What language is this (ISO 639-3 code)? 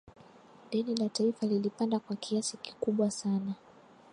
swa